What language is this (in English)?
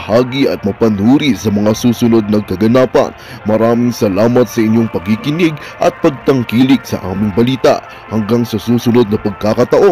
Filipino